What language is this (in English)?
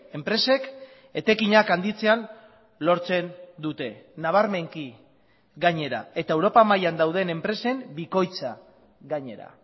Basque